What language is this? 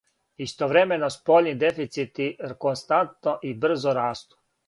Serbian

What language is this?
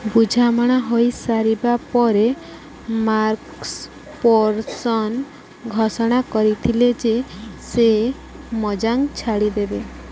Odia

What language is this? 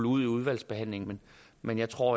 Danish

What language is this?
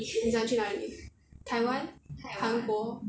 English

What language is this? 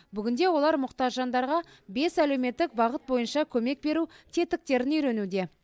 Kazakh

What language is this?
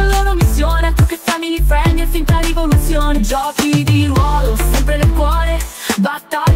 Italian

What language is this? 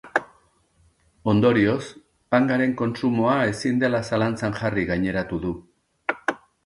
Basque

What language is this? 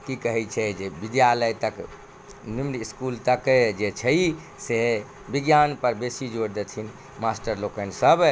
Maithili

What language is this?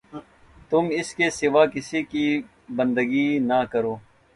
Urdu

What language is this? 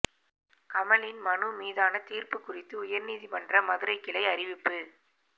Tamil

